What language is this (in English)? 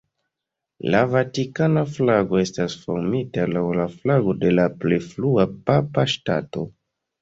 Esperanto